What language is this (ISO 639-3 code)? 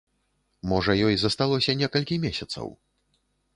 bel